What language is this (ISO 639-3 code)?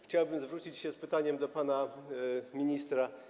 pol